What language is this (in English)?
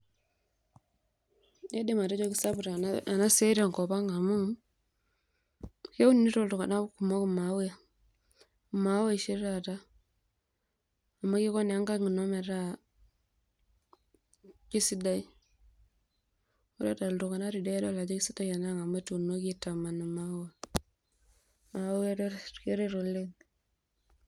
Masai